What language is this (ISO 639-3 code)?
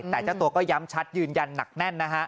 tha